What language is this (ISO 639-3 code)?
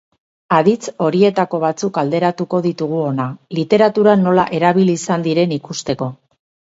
eus